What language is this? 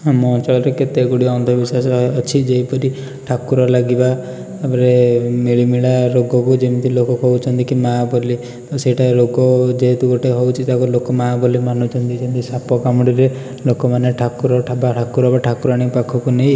Odia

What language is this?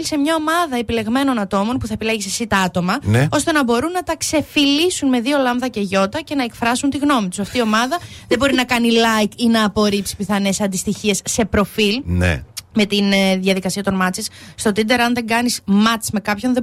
Greek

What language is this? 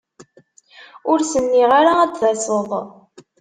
Kabyle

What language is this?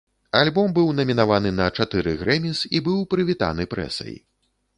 Belarusian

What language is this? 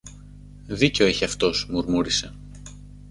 Greek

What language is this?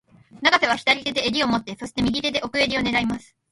Japanese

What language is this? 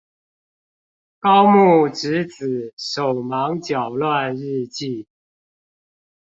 Chinese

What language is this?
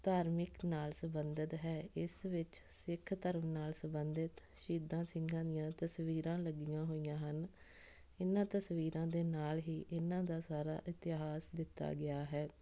Punjabi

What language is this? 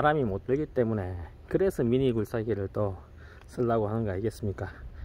Korean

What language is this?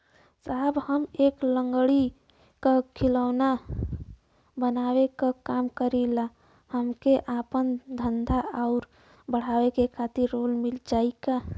Bhojpuri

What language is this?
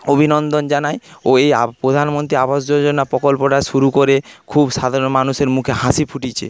Bangla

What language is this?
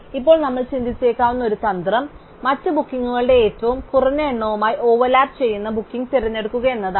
Malayalam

